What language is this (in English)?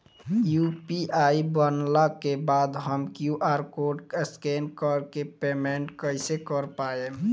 Bhojpuri